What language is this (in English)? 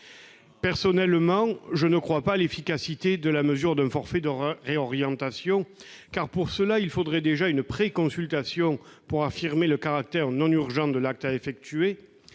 French